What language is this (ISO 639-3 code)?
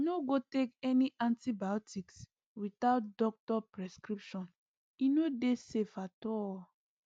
pcm